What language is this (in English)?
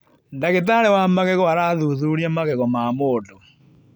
Kikuyu